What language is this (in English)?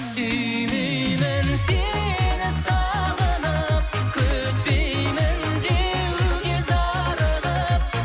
Kazakh